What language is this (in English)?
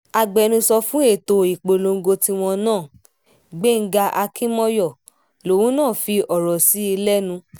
Yoruba